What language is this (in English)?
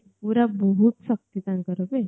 Odia